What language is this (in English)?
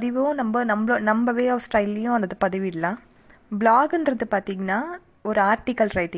Tamil